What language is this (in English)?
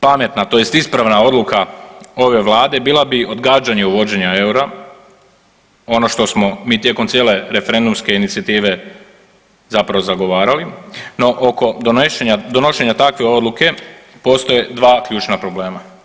Croatian